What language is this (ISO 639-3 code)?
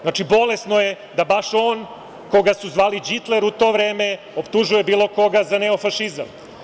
srp